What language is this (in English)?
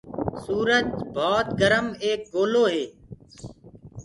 Gurgula